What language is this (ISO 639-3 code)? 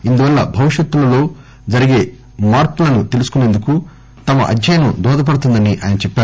tel